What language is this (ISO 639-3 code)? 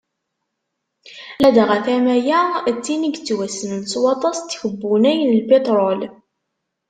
kab